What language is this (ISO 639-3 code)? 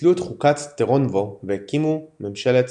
heb